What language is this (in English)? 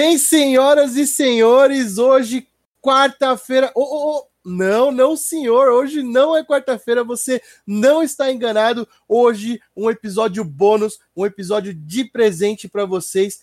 Portuguese